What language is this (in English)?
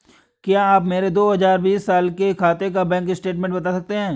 Hindi